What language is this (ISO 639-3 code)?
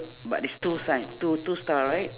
eng